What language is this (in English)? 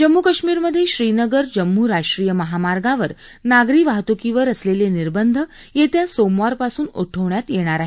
Marathi